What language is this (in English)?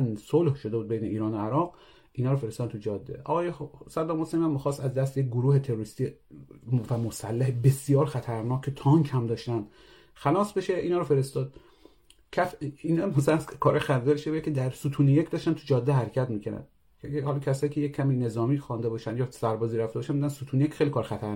Persian